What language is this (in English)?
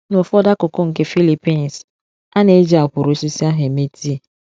Igbo